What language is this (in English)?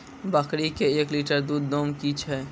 Maithili